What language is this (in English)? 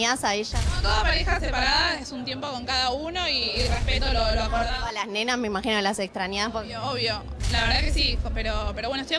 Spanish